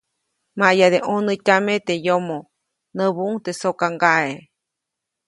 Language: Copainalá Zoque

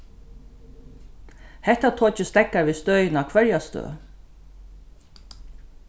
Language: Faroese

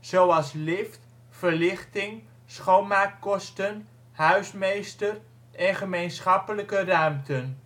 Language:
Dutch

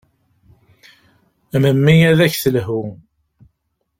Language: Kabyle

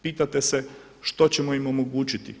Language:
Croatian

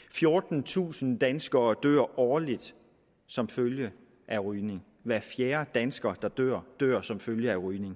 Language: Danish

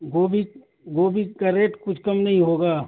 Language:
Urdu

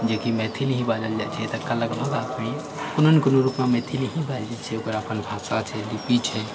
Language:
Maithili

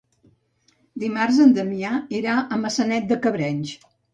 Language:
Catalan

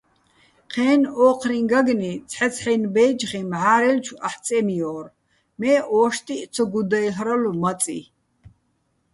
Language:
Bats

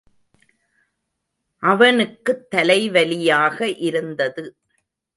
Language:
Tamil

